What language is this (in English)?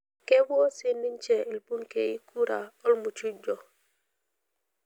Masai